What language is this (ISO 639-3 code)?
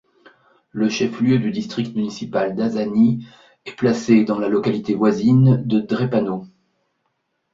fra